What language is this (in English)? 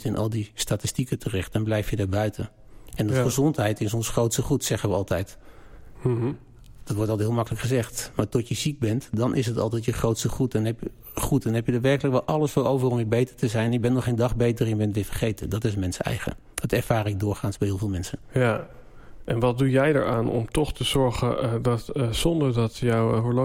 Dutch